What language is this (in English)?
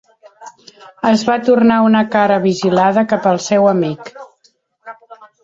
Catalan